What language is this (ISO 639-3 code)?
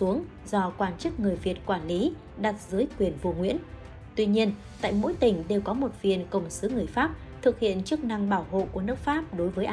vie